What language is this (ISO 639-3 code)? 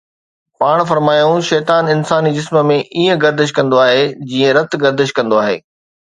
snd